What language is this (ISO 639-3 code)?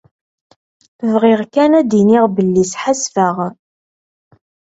kab